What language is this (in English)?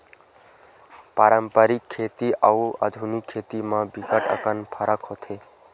Chhattisgarhi